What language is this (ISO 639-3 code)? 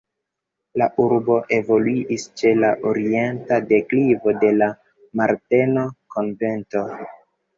epo